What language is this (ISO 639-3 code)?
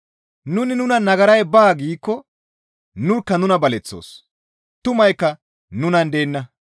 gmv